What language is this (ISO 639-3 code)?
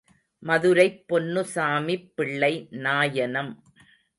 tam